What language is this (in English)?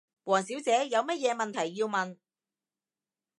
Cantonese